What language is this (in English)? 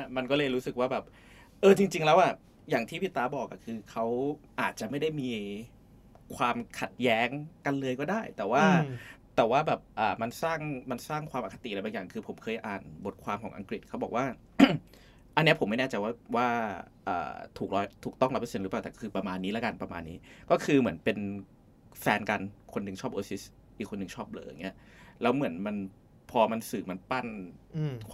Thai